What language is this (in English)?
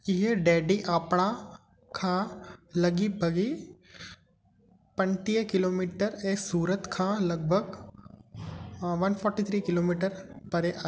Sindhi